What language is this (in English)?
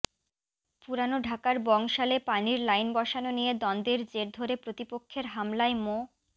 Bangla